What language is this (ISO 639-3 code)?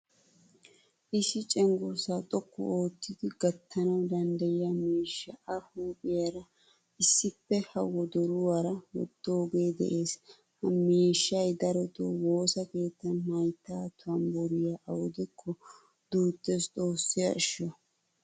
wal